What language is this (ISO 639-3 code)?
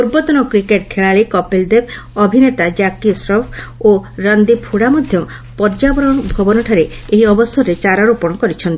ori